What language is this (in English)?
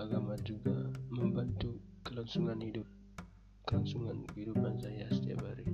Indonesian